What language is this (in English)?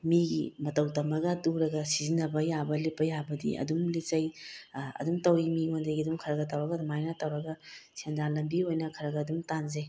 Manipuri